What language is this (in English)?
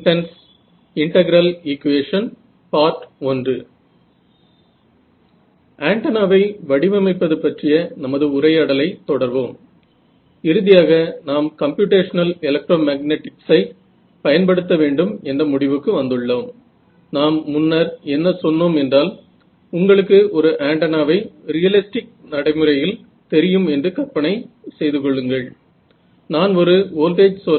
Marathi